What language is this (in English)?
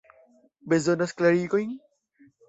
Esperanto